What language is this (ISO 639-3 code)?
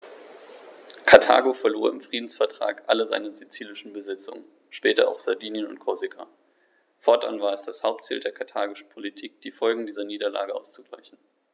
deu